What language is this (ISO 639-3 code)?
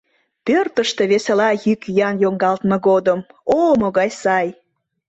chm